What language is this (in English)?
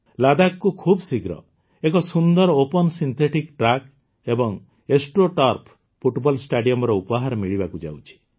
Odia